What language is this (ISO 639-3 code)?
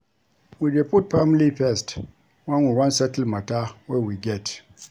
pcm